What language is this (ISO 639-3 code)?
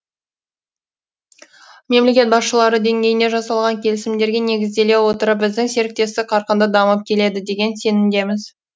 kaz